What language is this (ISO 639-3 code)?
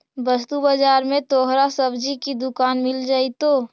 mag